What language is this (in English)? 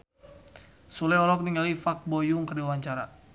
Sundanese